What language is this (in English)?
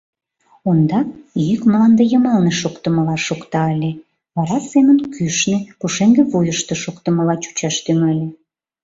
Mari